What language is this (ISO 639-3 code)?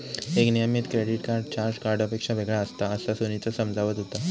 mar